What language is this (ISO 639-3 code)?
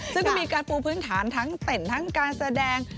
tha